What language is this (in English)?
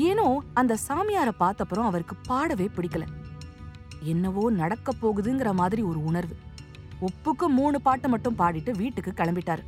Tamil